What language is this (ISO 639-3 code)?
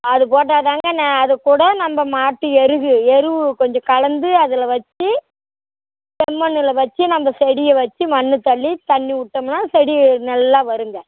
tam